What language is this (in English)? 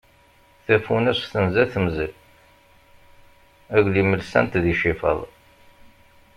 Kabyle